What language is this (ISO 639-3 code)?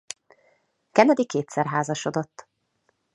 hun